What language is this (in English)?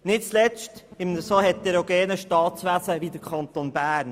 Swiss German